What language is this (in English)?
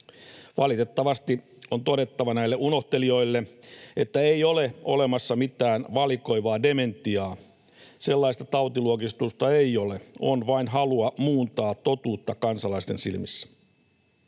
Finnish